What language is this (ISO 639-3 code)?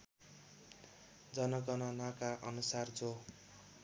nep